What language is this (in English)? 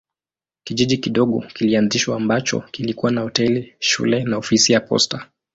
Swahili